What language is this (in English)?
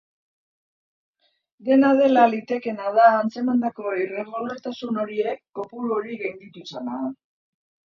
Basque